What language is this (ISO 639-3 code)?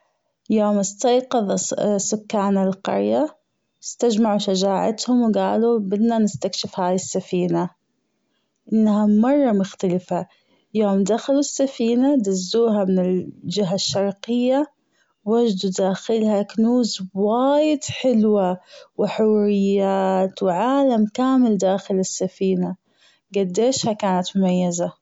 afb